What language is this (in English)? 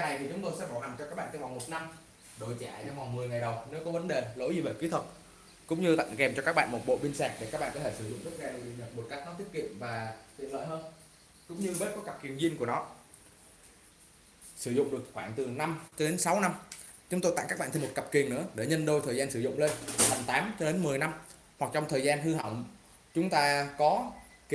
Vietnamese